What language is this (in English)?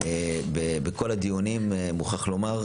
Hebrew